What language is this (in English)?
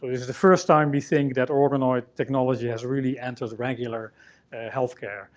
English